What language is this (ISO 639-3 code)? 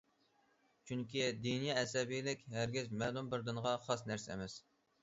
uig